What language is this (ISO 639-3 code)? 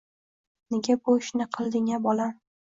uzb